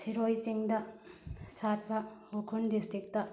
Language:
Manipuri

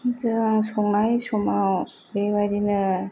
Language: Bodo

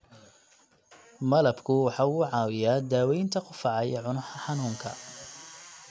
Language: Somali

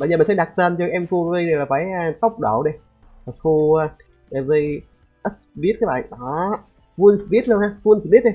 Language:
Vietnamese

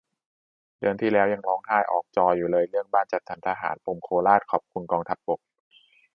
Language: Thai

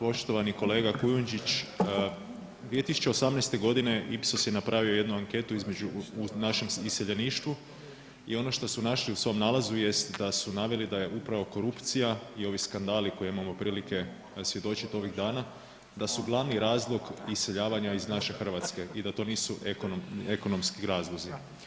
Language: Croatian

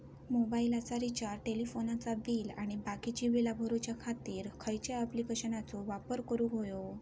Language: Marathi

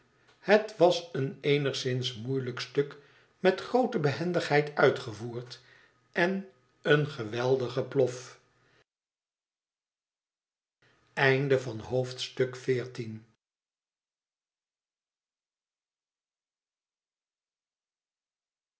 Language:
Dutch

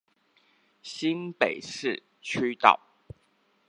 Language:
Chinese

